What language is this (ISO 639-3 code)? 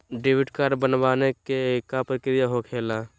mag